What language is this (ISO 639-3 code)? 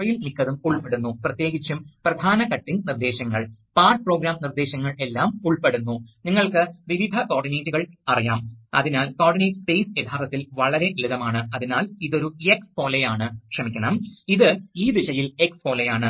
mal